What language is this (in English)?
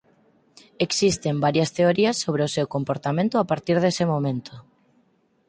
Galician